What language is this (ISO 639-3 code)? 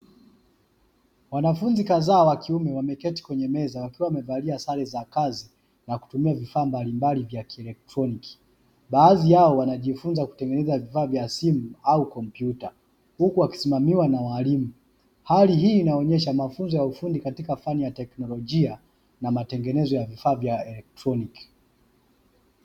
swa